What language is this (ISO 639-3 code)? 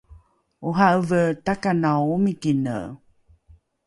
dru